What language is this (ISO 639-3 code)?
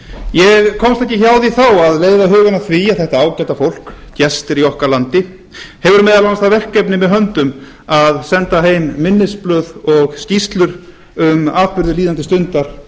isl